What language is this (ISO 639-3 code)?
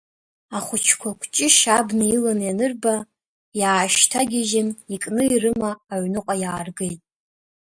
abk